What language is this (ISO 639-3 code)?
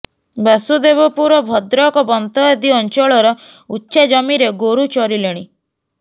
ori